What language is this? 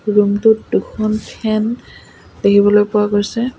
Assamese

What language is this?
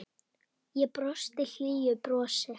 Icelandic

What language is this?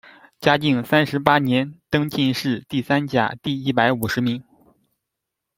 Chinese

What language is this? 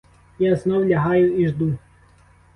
Ukrainian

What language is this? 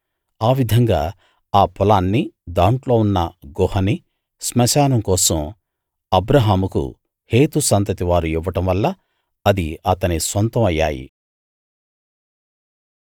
Telugu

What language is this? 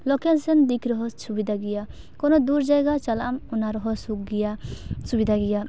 Santali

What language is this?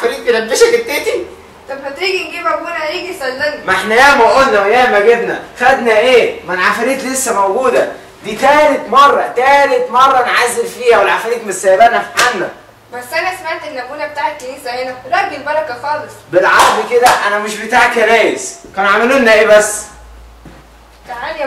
Arabic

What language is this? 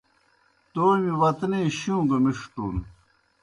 Kohistani Shina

